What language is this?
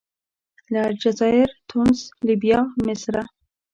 Pashto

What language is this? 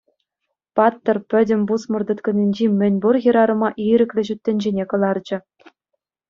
Chuvash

